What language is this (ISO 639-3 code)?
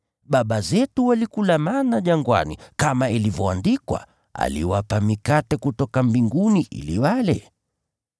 swa